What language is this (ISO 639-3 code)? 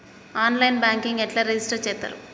tel